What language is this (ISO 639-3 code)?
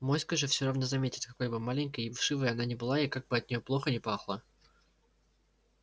rus